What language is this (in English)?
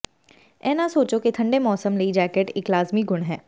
Punjabi